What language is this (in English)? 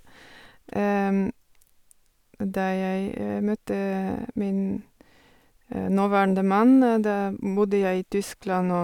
Norwegian